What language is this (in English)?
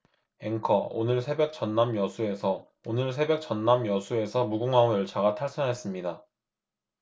Korean